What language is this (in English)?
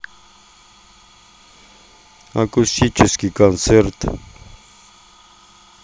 Russian